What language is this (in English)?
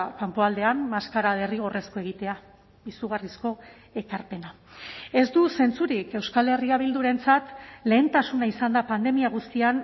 Basque